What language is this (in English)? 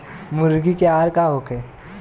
Bhojpuri